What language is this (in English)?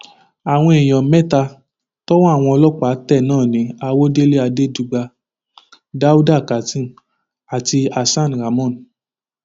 Yoruba